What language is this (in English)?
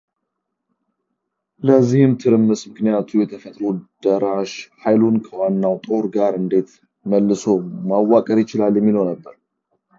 Amharic